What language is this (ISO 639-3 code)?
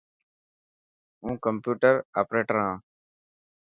mki